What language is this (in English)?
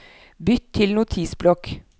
Norwegian